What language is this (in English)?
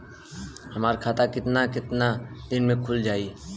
Bhojpuri